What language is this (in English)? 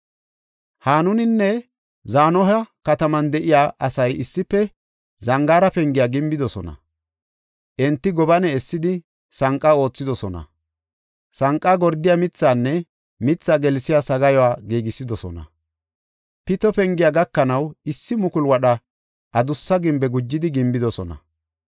Gofa